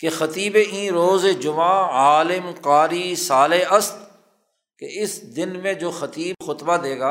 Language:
Urdu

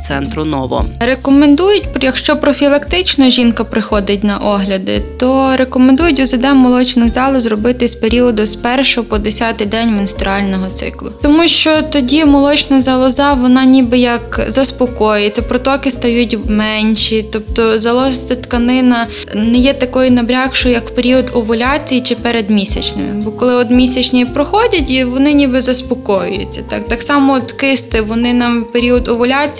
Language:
Ukrainian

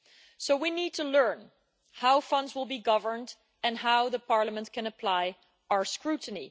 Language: English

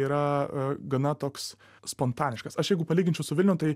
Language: Lithuanian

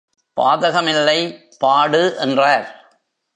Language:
Tamil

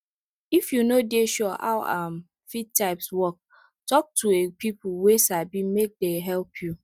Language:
Nigerian Pidgin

